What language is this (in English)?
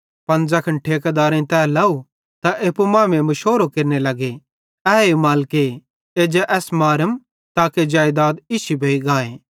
Bhadrawahi